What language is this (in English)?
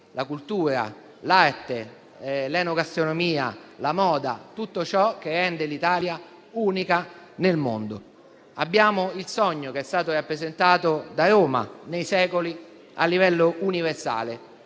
Italian